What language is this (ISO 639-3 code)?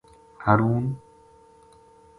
gju